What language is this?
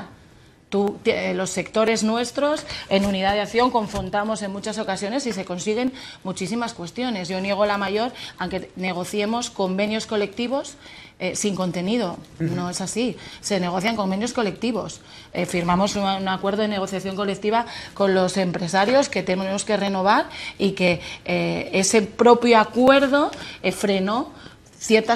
Spanish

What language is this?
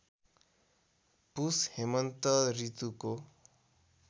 Nepali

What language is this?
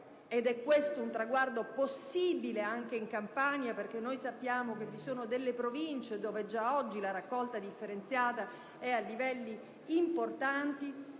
Italian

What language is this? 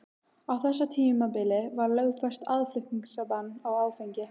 Icelandic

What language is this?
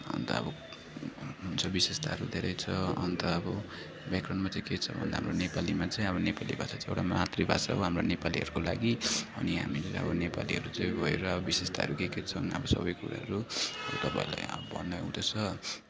Nepali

